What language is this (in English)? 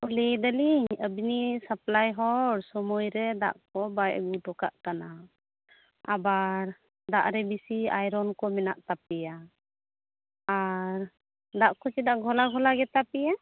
Santali